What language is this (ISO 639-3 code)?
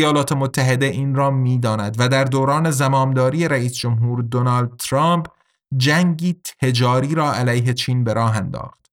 fas